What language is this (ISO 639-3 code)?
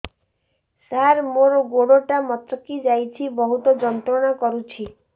ori